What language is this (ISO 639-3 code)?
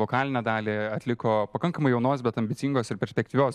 lit